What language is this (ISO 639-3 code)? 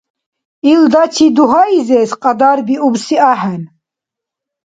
dar